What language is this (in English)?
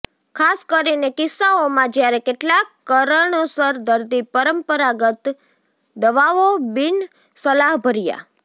Gujarati